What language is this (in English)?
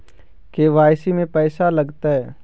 Magahi